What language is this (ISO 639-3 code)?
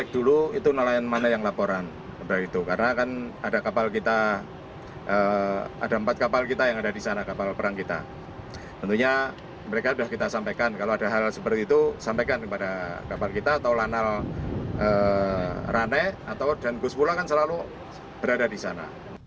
ind